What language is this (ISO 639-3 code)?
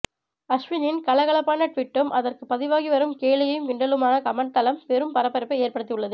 tam